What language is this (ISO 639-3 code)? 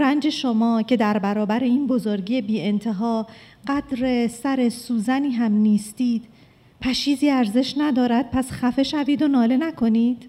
fas